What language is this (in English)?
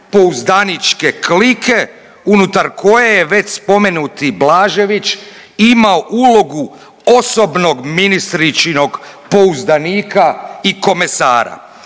Croatian